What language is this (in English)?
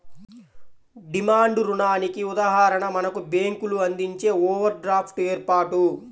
Telugu